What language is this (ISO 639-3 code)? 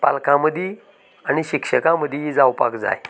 kok